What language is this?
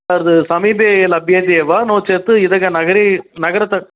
Sanskrit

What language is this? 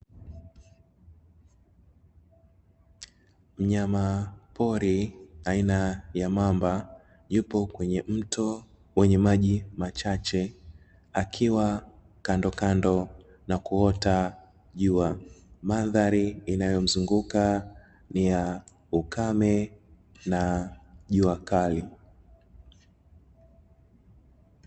Swahili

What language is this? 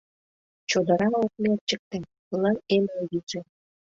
Mari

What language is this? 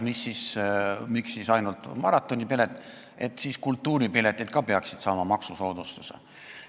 Estonian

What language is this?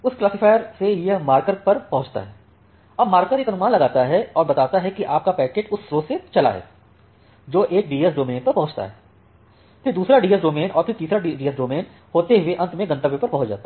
Hindi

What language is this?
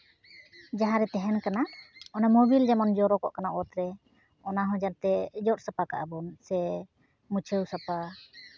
Santali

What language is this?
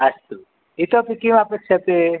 Sanskrit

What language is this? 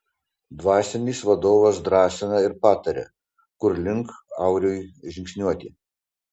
Lithuanian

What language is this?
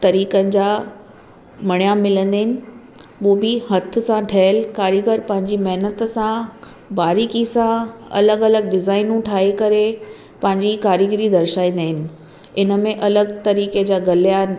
Sindhi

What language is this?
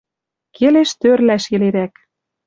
Western Mari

